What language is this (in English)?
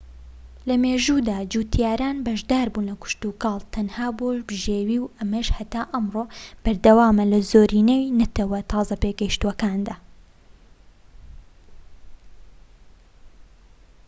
Central Kurdish